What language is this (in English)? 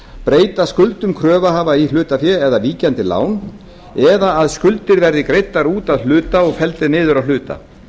Icelandic